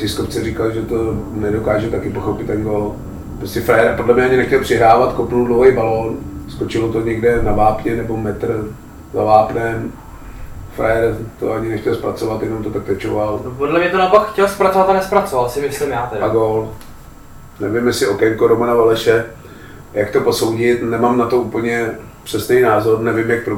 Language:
Czech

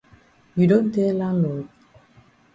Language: Cameroon Pidgin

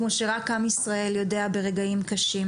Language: Hebrew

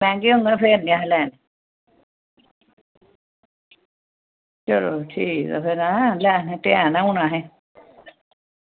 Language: Dogri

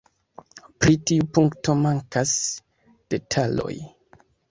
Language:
Esperanto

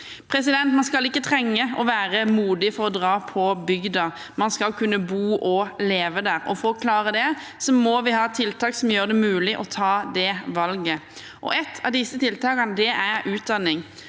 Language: Norwegian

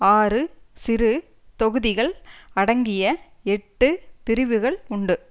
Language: Tamil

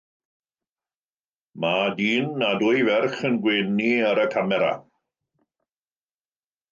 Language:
Welsh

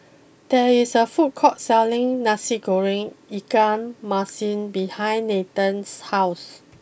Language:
English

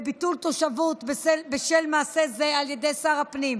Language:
Hebrew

